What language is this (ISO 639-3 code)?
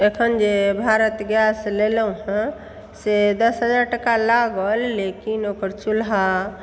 mai